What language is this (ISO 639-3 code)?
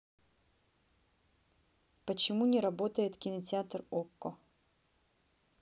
rus